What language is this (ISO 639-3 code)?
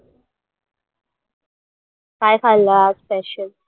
mar